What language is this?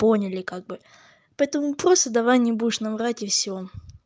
Russian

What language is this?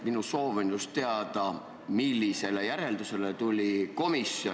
Estonian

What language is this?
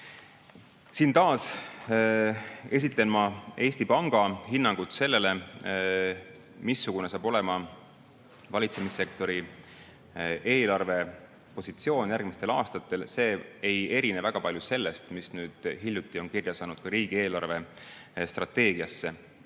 Estonian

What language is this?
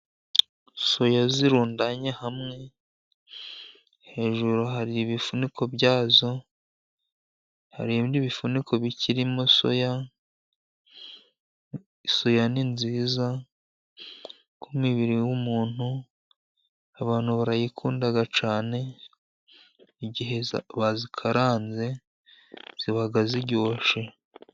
Kinyarwanda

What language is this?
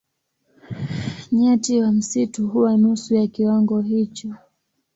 Swahili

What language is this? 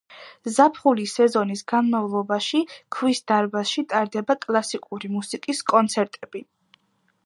Georgian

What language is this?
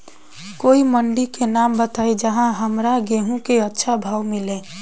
Bhojpuri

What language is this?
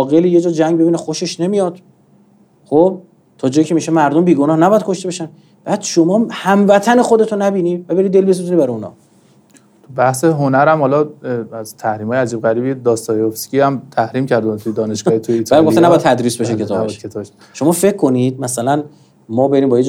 Persian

